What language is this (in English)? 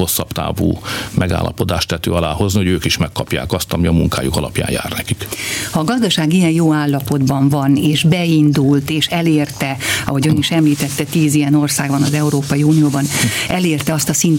Hungarian